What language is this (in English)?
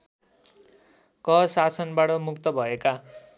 Nepali